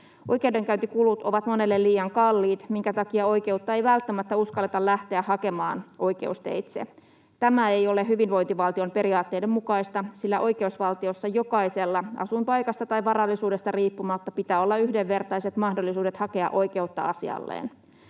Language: Finnish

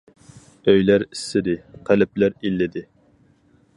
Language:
Uyghur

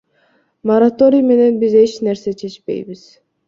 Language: Kyrgyz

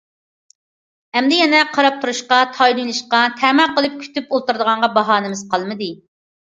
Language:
Uyghur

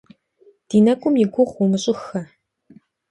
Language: Kabardian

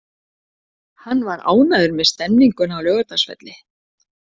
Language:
Icelandic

